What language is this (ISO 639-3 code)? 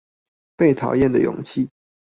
zho